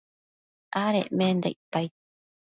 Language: Matsés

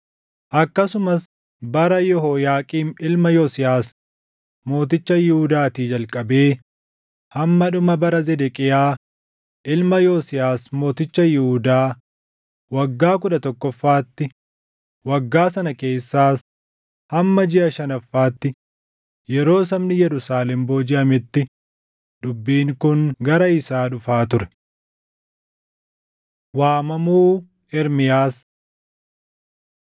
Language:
Oromo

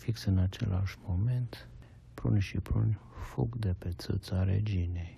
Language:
Romanian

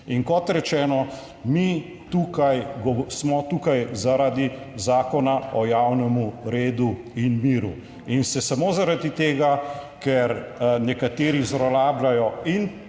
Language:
Slovenian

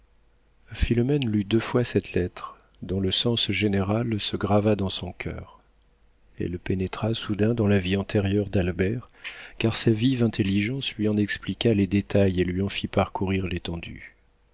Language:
French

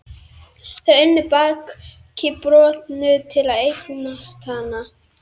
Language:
Icelandic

